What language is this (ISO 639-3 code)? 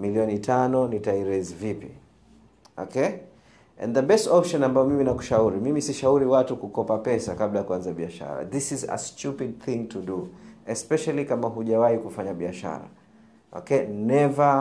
swa